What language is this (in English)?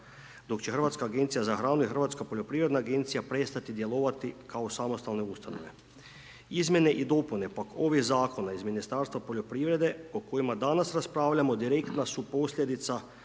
Croatian